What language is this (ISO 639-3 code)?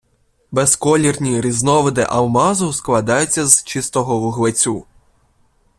ukr